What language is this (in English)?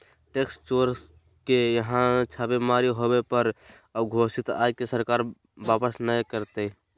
Magahi